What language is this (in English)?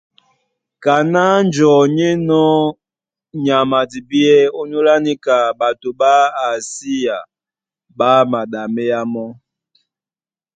Duala